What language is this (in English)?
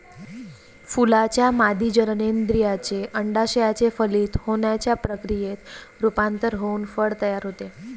Marathi